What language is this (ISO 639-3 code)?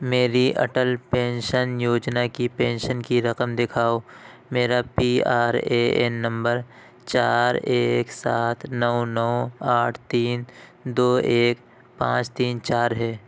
urd